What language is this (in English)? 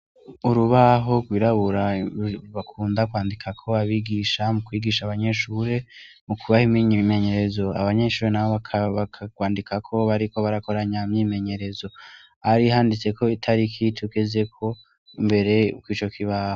Rundi